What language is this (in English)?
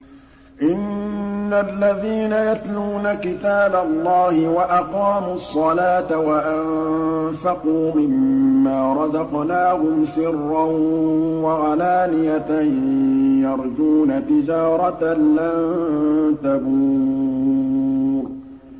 Arabic